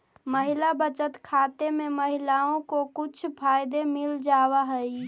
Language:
Magahi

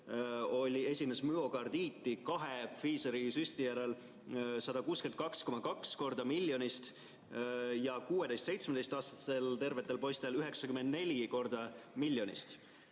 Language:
Estonian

